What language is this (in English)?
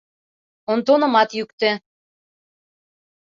Mari